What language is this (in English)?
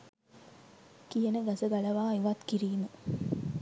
Sinhala